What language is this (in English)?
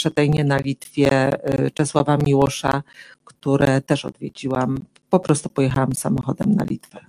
Polish